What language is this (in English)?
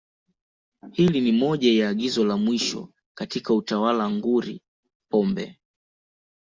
Swahili